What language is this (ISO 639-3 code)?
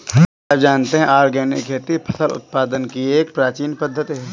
hin